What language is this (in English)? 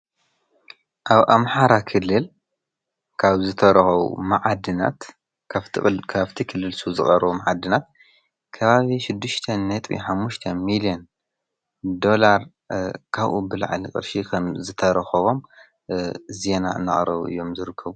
Tigrinya